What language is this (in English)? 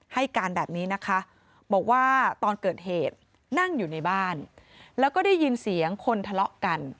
Thai